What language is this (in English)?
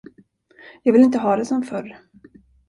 Swedish